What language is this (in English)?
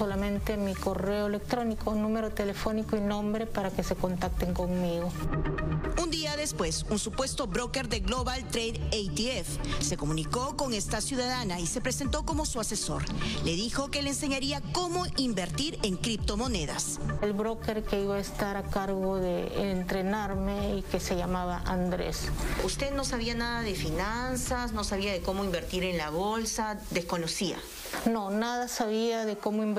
Spanish